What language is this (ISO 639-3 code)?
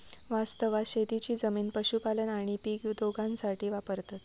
mar